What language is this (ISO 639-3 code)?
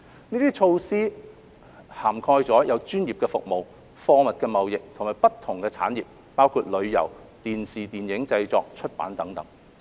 yue